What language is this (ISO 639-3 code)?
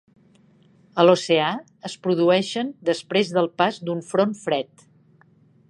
cat